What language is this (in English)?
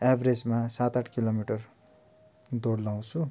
Nepali